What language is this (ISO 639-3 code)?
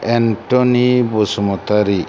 brx